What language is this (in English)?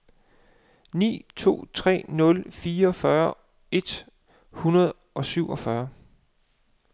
Danish